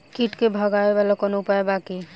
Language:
Bhojpuri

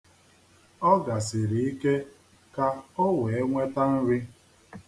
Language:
Igbo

